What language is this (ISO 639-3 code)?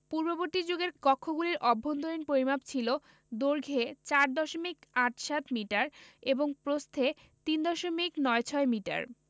ben